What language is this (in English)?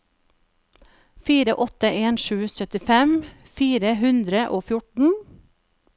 Norwegian